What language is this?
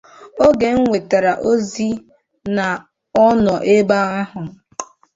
Igbo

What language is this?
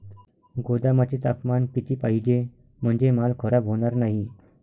Marathi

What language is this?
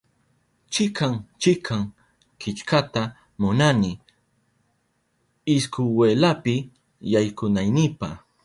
Southern Pastaza Quechua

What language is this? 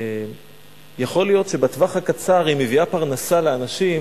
Hebrew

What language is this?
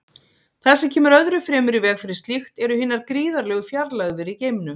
Icelandic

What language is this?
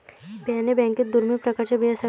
Marathi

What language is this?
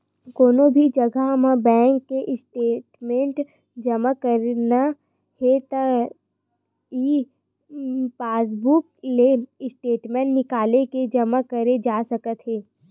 Chhattisgarhi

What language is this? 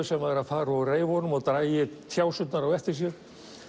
Icelandic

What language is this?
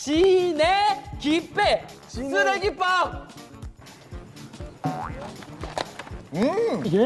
Korean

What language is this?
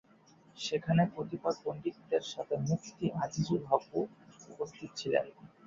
Bangla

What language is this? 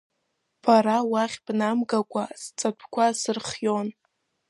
Abkhazian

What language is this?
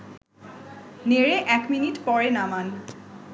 Bangla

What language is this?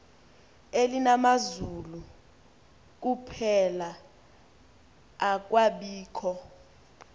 Xhosa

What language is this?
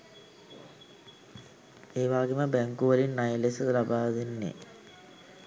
Sinhala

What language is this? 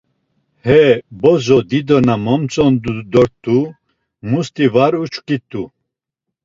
Laz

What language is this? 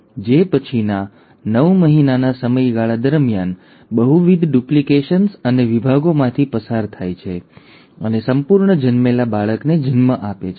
Gujarati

